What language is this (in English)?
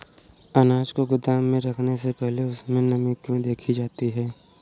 Hindi